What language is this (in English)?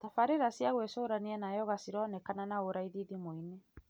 Kikuyu